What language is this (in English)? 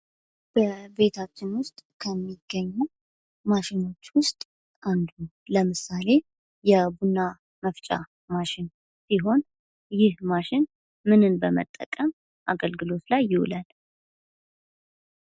Amharic